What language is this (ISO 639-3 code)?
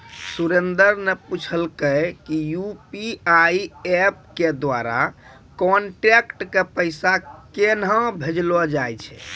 mai